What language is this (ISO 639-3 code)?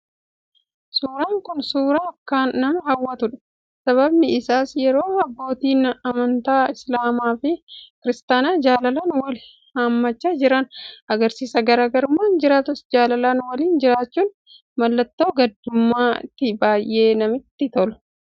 orm